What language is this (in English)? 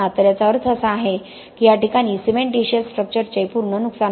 Marathi